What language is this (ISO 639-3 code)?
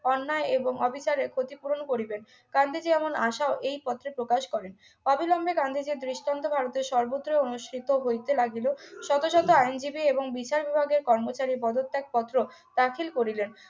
ben